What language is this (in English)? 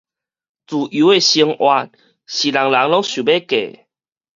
Min Nan Chinese